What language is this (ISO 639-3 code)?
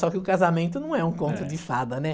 por